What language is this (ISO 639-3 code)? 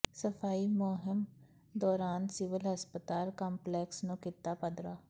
pan